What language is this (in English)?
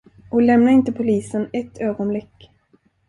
Swedish